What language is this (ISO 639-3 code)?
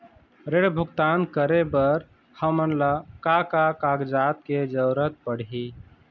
hne